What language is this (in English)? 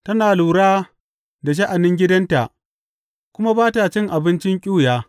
Hausa